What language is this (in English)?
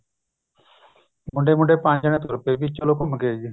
Punjabi